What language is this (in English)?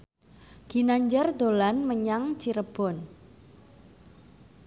Javanese